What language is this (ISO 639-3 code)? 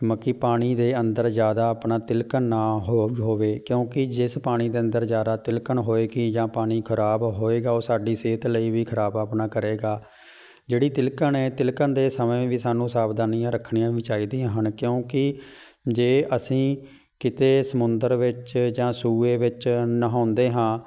pan